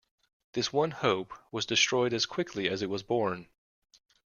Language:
English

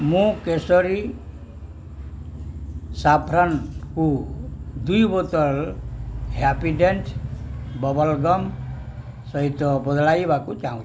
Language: Odia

